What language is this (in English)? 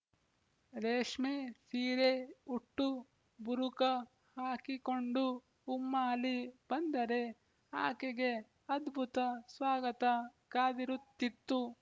Kannada